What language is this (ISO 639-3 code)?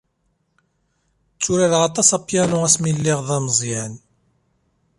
kab